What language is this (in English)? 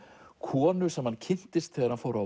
Icelandic